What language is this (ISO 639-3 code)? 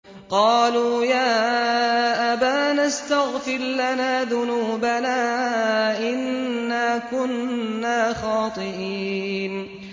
ara